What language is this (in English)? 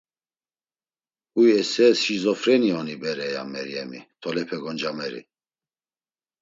Laz